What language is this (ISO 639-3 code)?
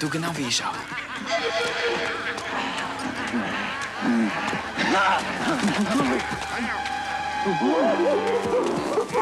deu